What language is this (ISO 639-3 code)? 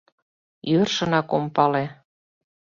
chm